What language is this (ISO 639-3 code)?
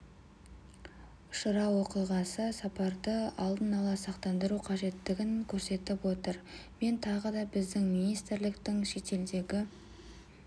kaz